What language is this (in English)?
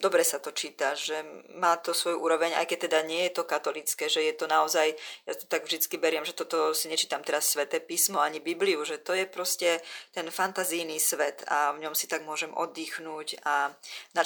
Slovak